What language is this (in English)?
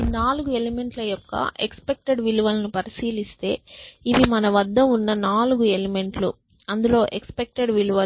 Telugu